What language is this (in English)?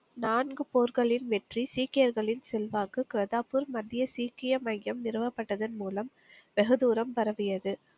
Tamil